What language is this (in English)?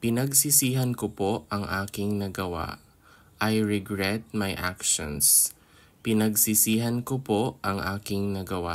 Filipino